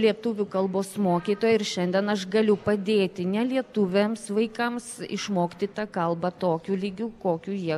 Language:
Lithuanian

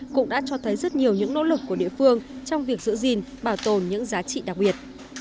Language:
Vietnamese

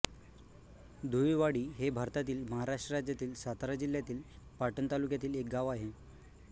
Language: Marathi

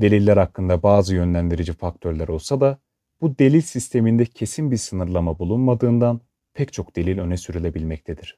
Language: Turkish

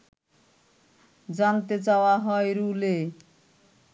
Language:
Bangla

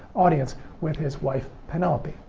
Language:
English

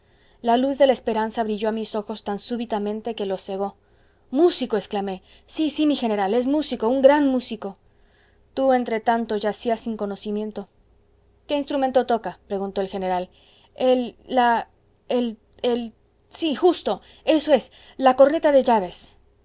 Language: Spanish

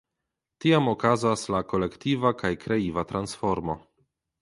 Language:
Esperanto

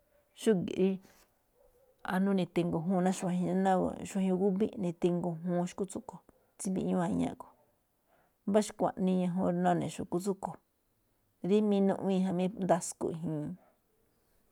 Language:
Malinaltepec Me'phaa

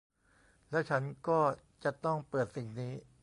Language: Thai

